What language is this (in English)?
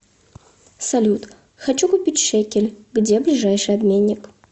Russian